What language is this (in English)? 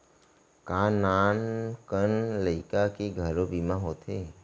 Chhattisgarhi